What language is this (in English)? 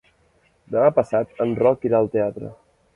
Catalan